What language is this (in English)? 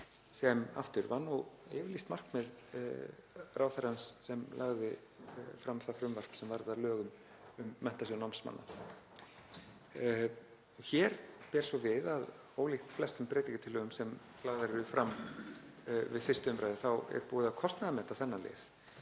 Icelandic